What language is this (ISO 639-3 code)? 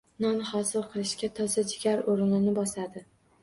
uzb